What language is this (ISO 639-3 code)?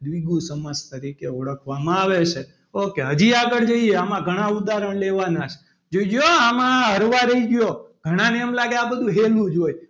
guj